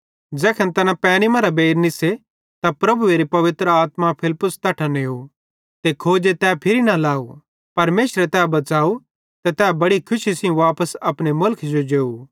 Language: Bhadrawahi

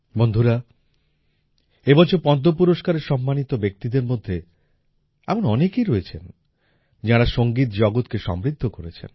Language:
Bangla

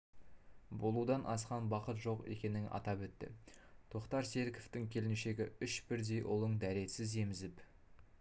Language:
Kazakh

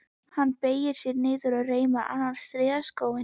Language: Icelandic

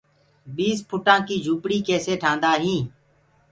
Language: Gurgula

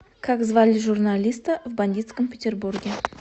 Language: Russian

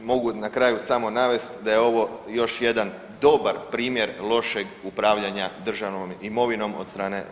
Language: Croatian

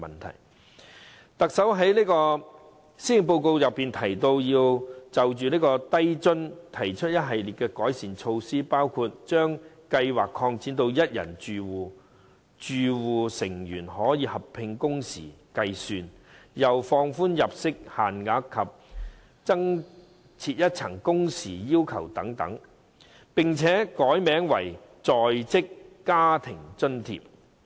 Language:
Cantonese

